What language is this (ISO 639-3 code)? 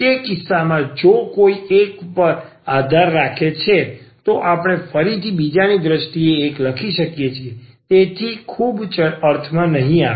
guj